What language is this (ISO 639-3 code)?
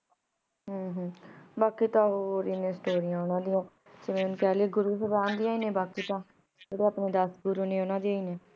pan